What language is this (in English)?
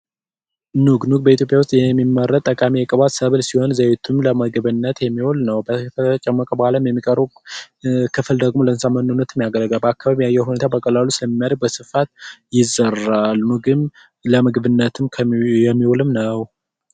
Amharic